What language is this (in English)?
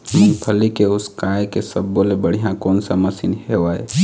Chhattisgarhi